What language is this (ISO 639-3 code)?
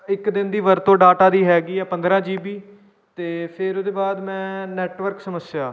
pan